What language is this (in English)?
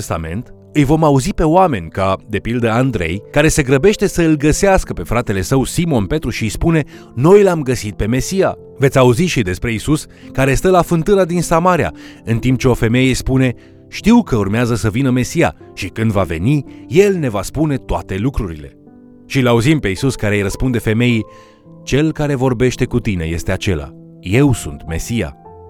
Romanian